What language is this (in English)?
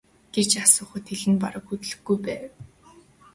Mongolian